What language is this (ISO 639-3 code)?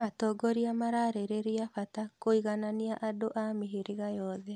kik